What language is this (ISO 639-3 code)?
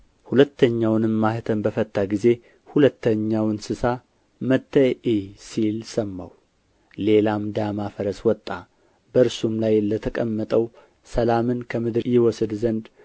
amh